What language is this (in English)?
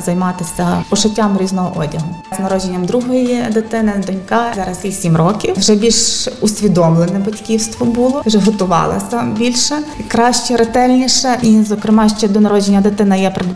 Ukrainian